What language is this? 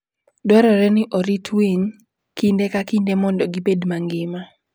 Luo (Kenya and Tanzania)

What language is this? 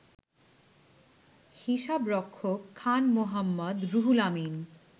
Bangla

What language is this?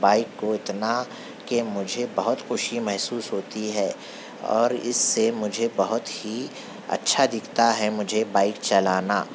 Urdu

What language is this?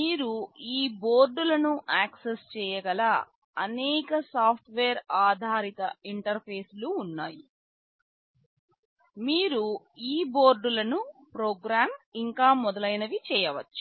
Telugu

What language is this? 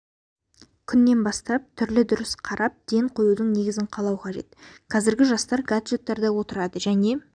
Kazakh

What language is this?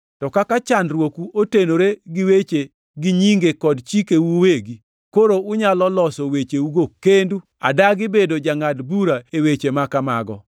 Luo (Kenya and Tanzania)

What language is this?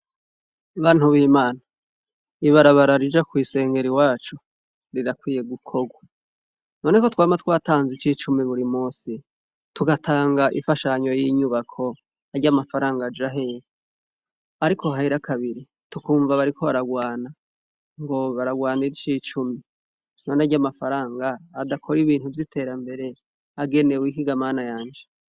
Rundi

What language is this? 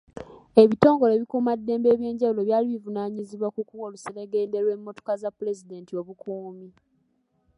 Ganda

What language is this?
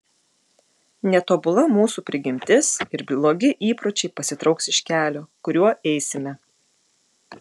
Lithuanian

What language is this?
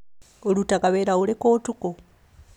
Kikuyu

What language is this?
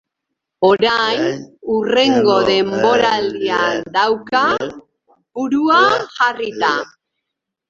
Basque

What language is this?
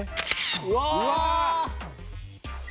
Japanese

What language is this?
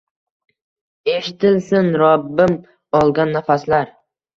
Uzbek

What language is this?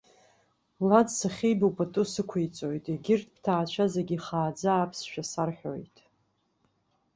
Abkhazian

